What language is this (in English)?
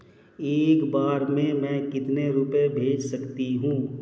Hindi